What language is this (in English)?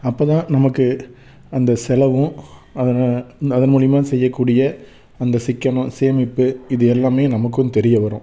Tamil